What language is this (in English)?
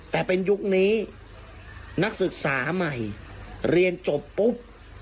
Thai